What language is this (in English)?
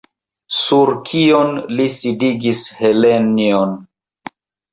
Esperanto